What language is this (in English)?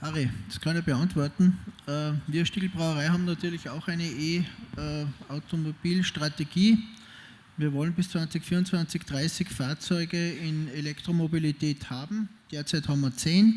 German